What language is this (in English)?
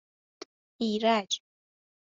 Persian